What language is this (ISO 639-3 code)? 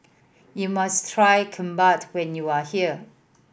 eng